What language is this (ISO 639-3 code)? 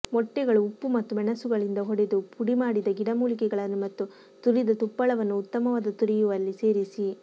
kan